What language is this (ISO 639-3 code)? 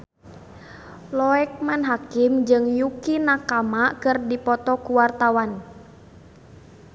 sun